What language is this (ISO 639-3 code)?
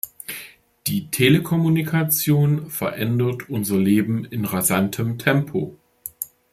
deu